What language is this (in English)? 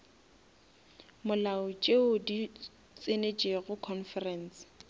Northern Sotho